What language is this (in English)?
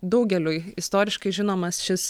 Lithuanian